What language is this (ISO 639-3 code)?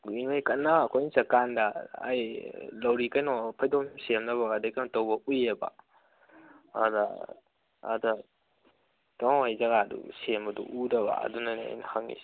mni